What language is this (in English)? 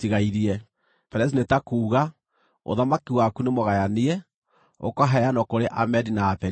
Kikuyu